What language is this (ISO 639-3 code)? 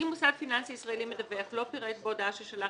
heb